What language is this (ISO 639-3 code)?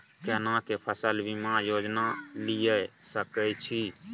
mai